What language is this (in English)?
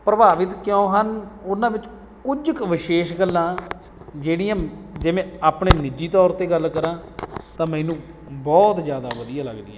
Punjabi